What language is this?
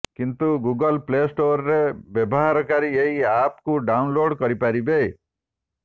Odia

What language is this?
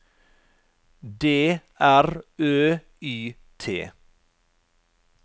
Norwegian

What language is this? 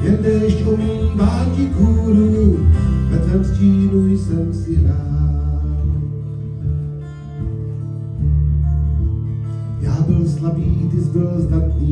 Czech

